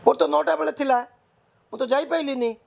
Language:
Odia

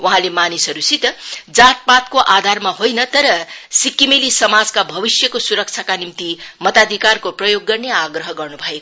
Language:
Nepali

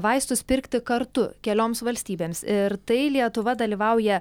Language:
Lithuanian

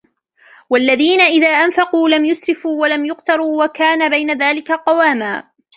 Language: Arabic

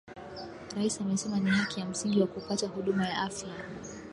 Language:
Swahili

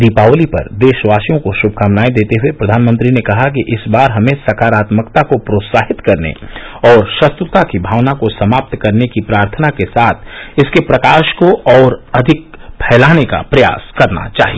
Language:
Hindi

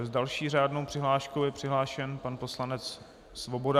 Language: Czech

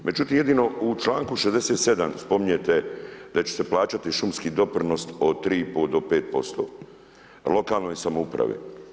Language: Croatian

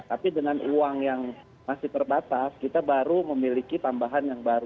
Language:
Indonesian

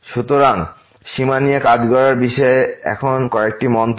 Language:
Bangla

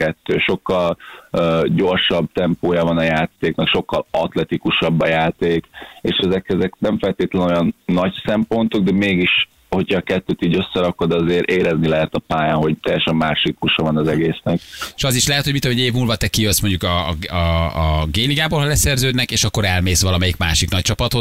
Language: Hungarian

